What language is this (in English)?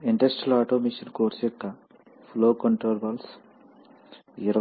Telugu